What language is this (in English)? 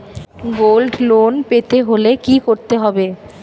Bangla